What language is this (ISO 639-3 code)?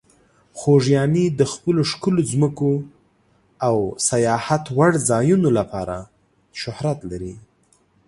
pus